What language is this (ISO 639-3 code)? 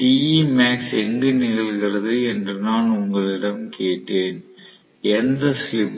tam